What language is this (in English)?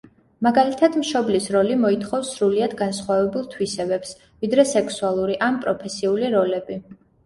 Georgian